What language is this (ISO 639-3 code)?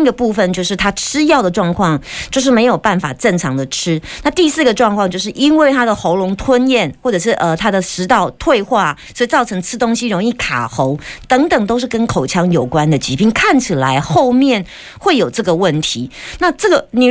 zho